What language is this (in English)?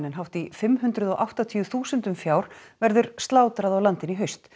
Icelandic